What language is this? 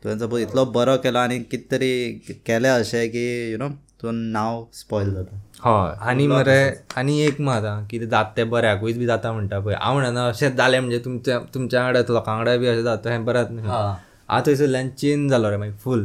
Hindi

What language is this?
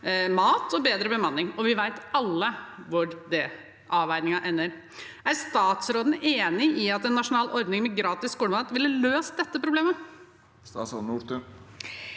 Norwegian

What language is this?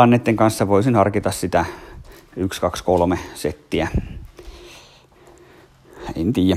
Finnish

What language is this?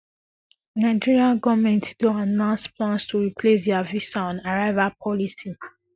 Nigerian Pidgin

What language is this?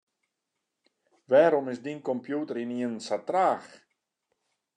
Western Frisian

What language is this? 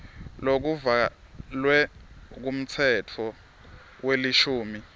Swati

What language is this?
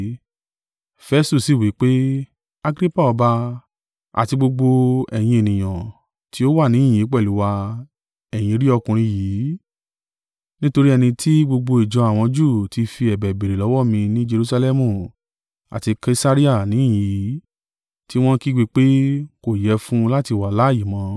Yoruba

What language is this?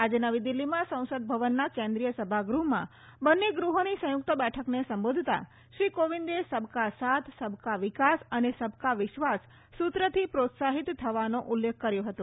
Gujarati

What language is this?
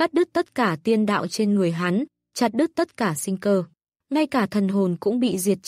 Vietnamese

